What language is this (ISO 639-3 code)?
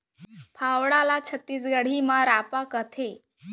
hne